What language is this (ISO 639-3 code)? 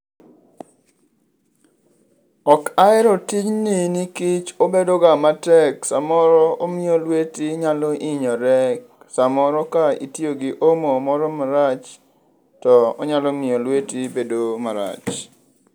luo